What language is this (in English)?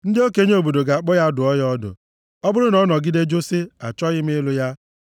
Igbo